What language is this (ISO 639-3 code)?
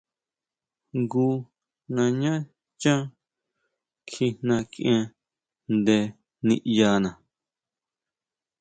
mau